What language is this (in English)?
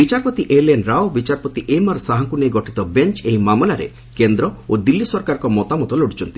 Odia